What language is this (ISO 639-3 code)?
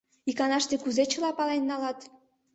chm